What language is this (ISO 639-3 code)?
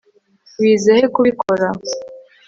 kin